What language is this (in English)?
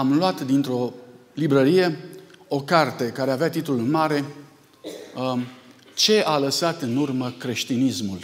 Romanian